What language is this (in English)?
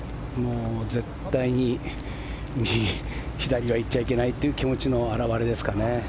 Japanese